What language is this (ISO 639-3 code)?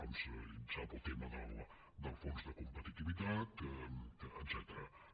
cat